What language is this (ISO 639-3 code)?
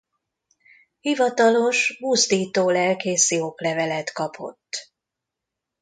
hun